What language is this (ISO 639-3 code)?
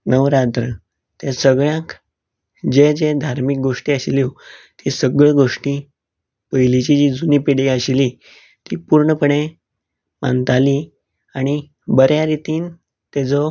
kok